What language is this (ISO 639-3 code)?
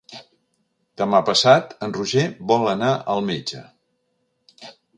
cat